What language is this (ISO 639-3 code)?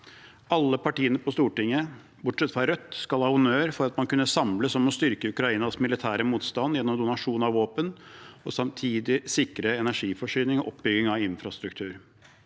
nor